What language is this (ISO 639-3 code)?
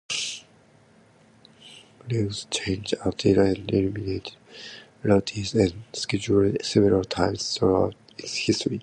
eng